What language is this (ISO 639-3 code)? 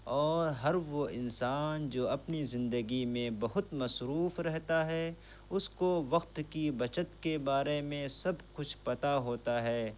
urd